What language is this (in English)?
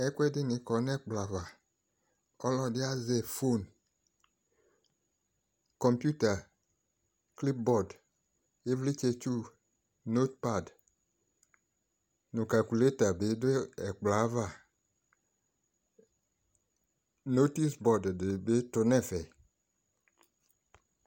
Ikposo